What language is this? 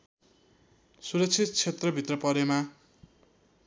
Nepali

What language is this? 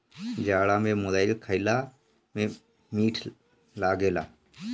Bhojpuri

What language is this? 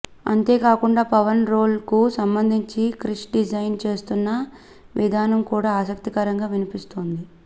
Telugu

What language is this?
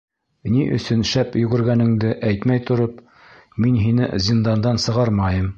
Bashkir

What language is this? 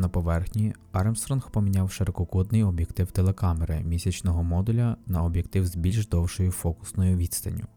Ukrainian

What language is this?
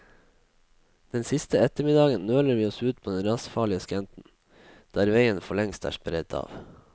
Norwegian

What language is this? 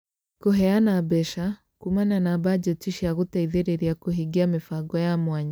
Kikuyu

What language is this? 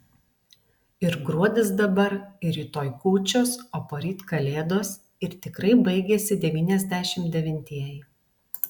Lithuanian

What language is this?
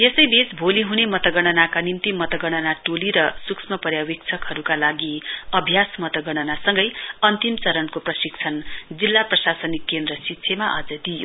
Nepali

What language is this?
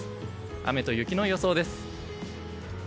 Japanese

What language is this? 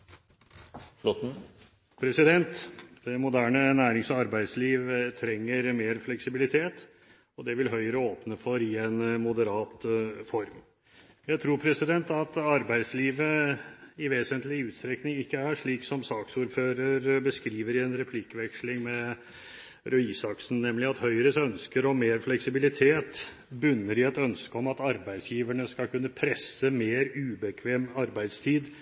Norwegian Bokmål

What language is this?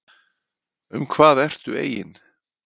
Icelandic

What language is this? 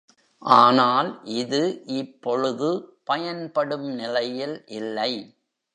Tamil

